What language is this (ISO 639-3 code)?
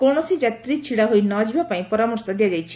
ori